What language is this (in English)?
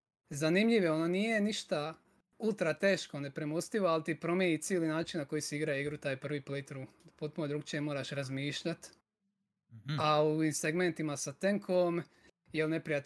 Croatian